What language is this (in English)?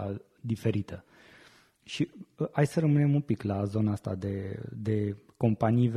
Romanian